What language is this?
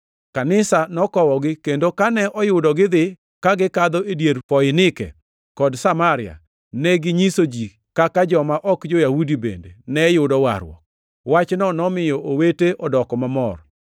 Luo (Kenya and Tanzania)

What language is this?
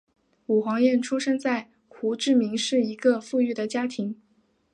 Chinese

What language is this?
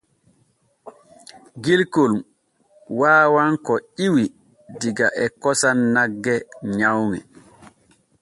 Borgu Fulfulde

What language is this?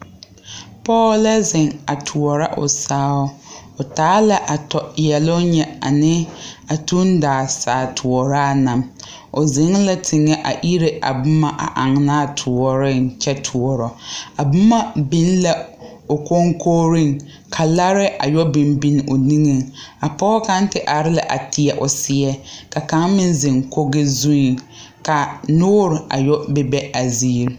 Southern Dagaare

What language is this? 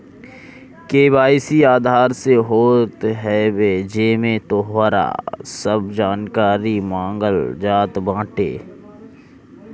Bhojpuri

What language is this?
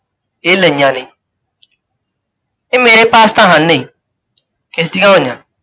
Punjabi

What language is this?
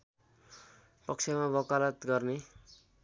Nepali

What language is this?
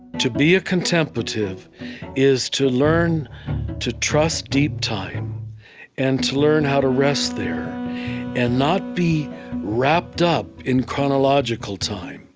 English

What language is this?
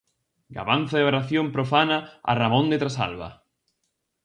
Galician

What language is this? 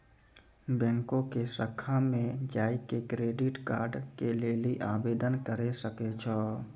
Maithili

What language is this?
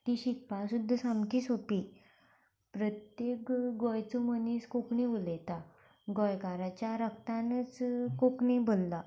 Konkani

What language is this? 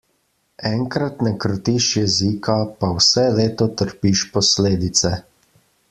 Slovenian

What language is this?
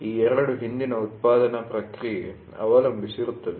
Kannada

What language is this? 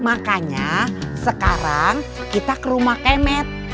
Indonesian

